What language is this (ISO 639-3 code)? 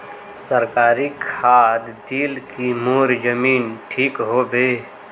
mag